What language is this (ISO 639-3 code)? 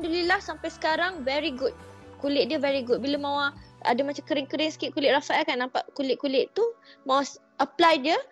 msa